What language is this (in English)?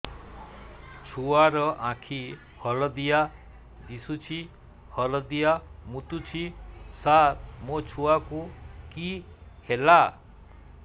Odia